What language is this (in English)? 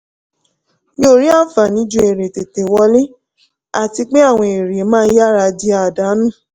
Yoruba